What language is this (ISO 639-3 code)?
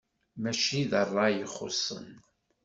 kab